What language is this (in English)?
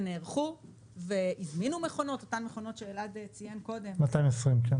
Hebrew